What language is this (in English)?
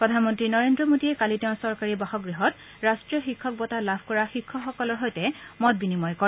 Assamese